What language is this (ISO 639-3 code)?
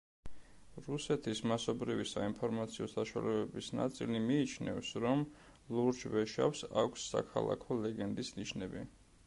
kat